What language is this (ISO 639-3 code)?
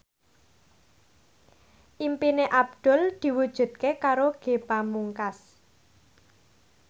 jav